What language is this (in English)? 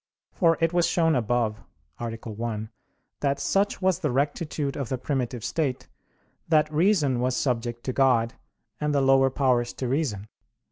English